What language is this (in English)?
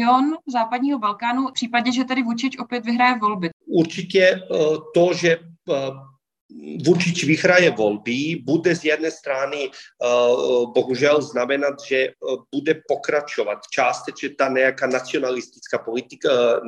Czech